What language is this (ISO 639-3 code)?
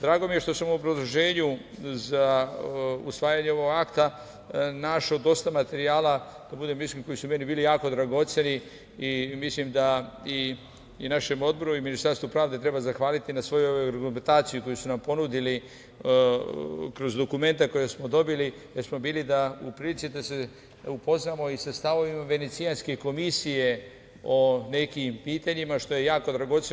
srp